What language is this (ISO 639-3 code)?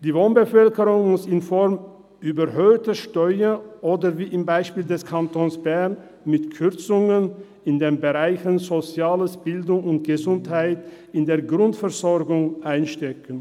gsw